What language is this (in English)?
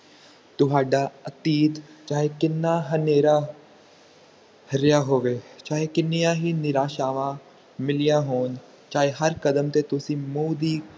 Punjabi